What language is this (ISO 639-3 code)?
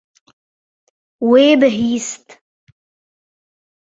kur